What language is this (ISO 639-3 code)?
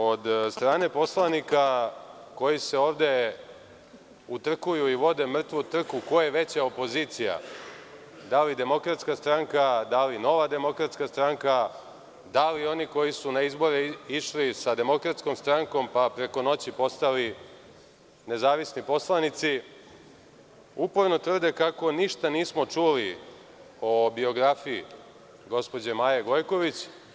srp